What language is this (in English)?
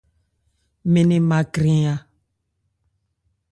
Ebrié